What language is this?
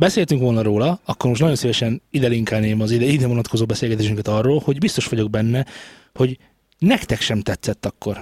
Hungarian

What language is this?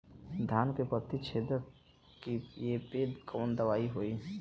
Bhojpuri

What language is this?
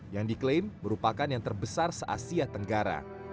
Indonesian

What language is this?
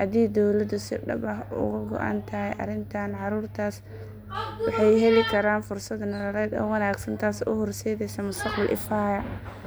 Somali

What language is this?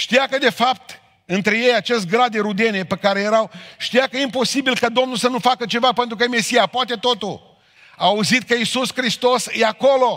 Romanian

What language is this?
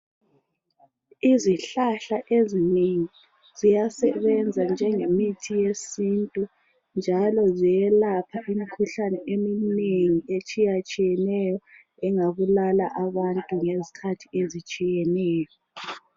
North Ndebele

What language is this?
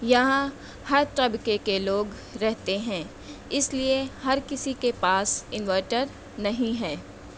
Urdu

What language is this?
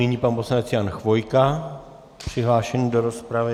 Czech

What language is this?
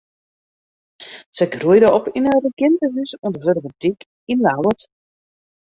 Western Frisian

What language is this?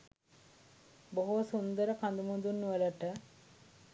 Sinhala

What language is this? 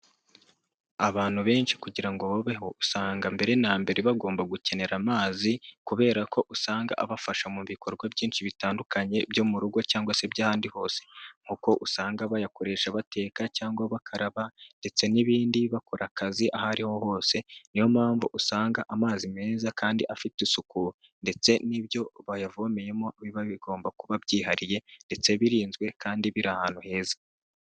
Kinyarwanda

